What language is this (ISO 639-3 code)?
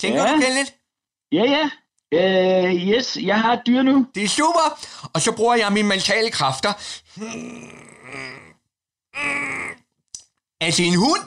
dan